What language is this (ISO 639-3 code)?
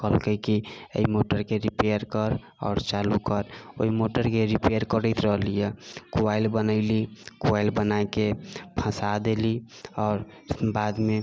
mai